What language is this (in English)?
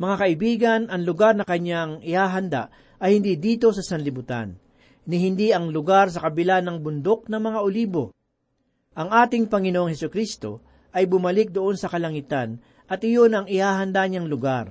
Filipino